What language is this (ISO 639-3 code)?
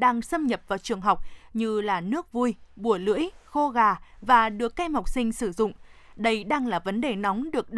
vie